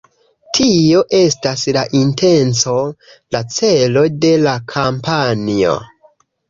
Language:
Esperanto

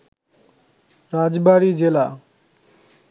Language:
Bangla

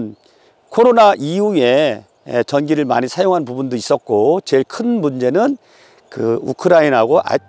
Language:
Korean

